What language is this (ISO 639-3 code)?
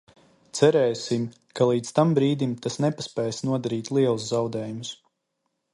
lav